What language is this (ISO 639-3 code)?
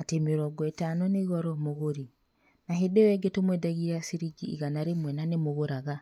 kik